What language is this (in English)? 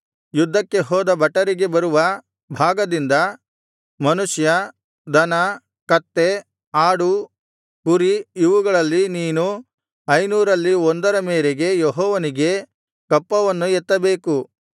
Kannada